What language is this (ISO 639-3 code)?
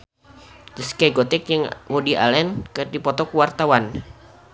sun